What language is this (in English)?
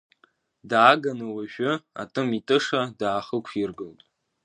Abkhazian